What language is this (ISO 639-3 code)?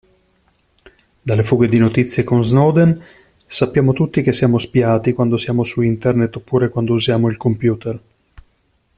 ita